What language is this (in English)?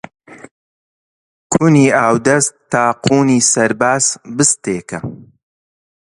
Central Kurdish